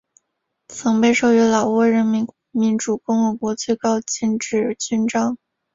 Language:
Chinese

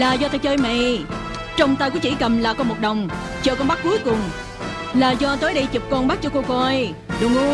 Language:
Vietnamese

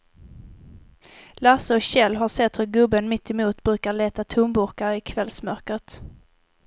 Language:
Swedish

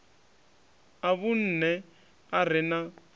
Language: Venda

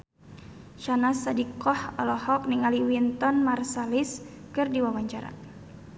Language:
Sundanese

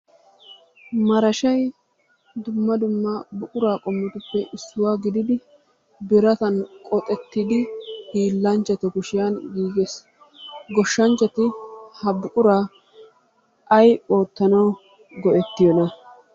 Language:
Wolaytta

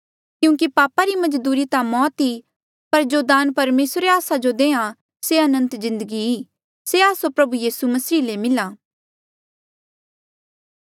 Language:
Mandeali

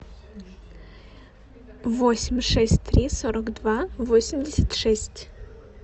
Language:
Russian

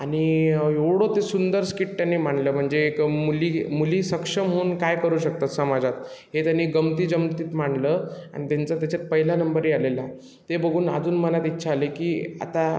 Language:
Marathi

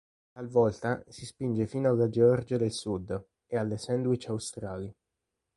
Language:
Italian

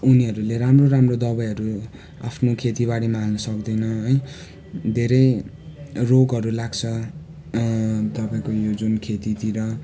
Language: Nepali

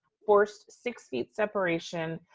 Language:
English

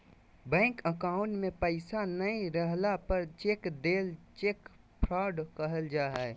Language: Magahi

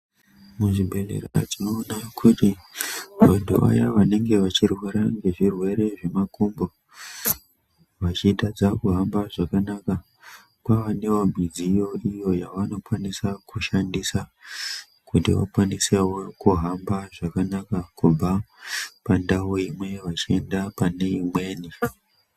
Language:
Ndau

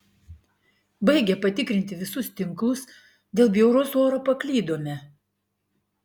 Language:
Lithuanian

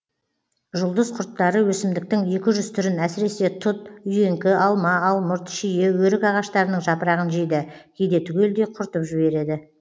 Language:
Kazakh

